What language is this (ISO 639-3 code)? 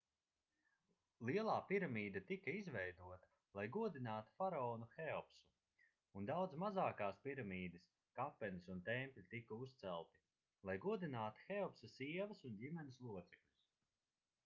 lav